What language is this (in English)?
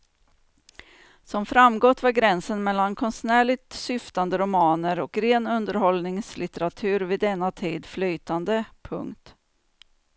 Swedish